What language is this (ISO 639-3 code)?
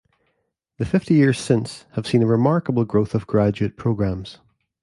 eng